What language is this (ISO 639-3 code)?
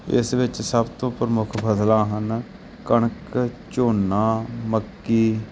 pan